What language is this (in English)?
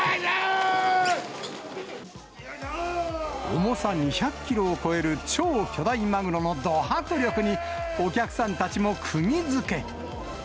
Japanese